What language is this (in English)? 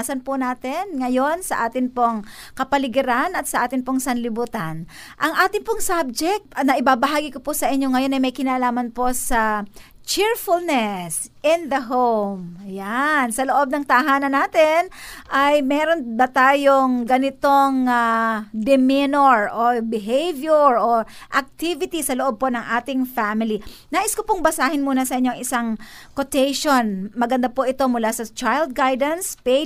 Filipino